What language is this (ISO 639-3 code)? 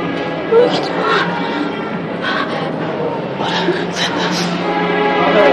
fas